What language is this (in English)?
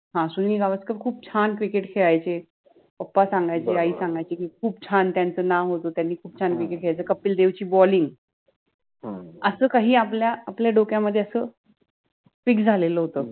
Marathi